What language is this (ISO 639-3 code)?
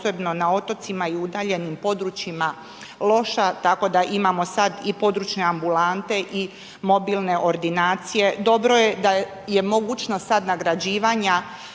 hrv